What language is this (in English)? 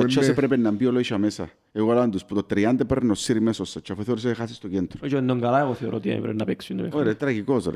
Greek